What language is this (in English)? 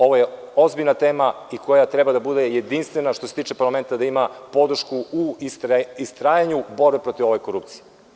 Serbian